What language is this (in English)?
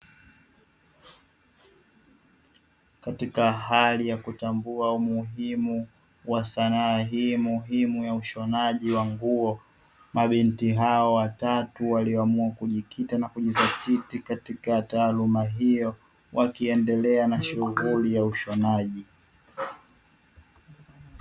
Swahili